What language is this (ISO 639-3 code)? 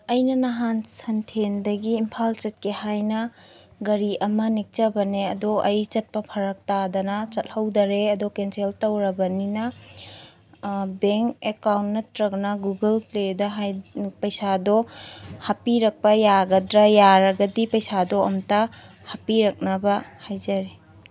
mni